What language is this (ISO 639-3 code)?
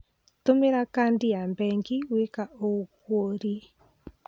kik